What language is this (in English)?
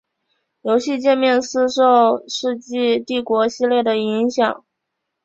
Chinese